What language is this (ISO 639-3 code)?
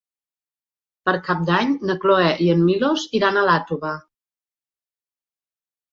cat